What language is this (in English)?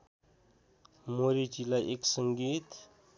Nepali